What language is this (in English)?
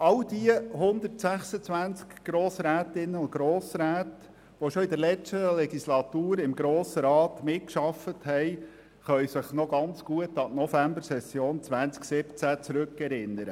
Swiss German